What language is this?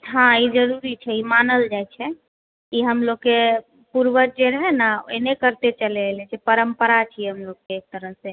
Maithili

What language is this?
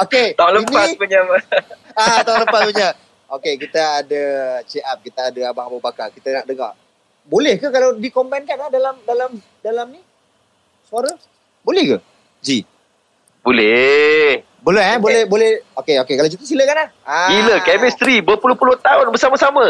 Malay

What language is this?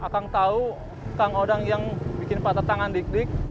Indonesian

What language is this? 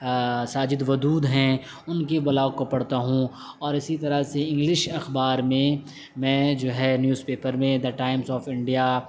Urdu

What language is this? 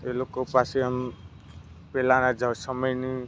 Gujarati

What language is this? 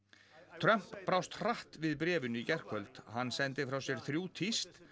Icelandic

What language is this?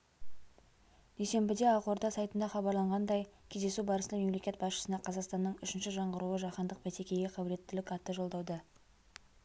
Kazakh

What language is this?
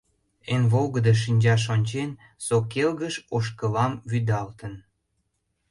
Mari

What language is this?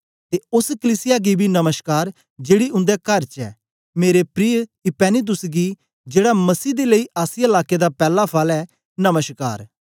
Dogri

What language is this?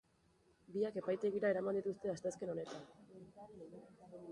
Basque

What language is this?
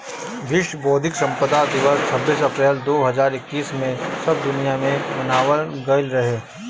Bhojpuri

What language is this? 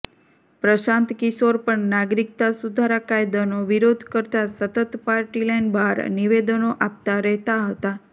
Gujarati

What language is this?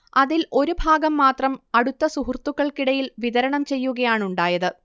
Malayalam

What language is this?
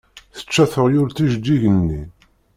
Kabyle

